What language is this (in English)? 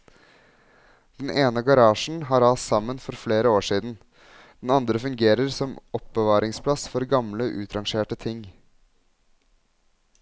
Norwegian